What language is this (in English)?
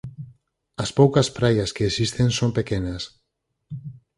Galician